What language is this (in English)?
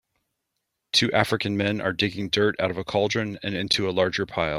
English